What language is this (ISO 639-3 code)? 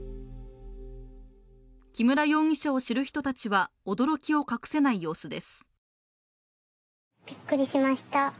jpn